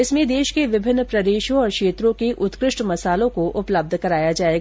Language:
Hindi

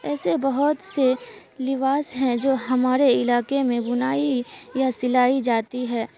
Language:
Urdu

